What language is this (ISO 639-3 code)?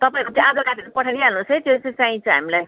nep